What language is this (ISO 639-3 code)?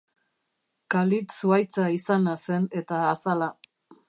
eus